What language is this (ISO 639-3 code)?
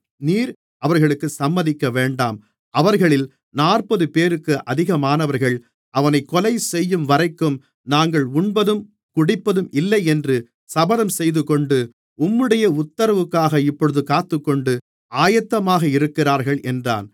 tam